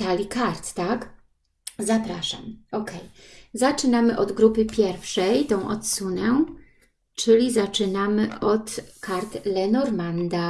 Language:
Polish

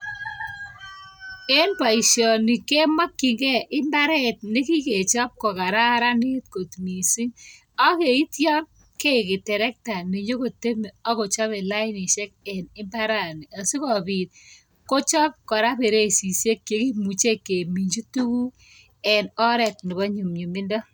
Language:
Kalenjin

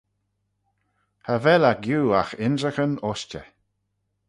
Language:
Manx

